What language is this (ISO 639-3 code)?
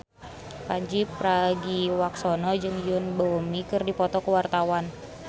sun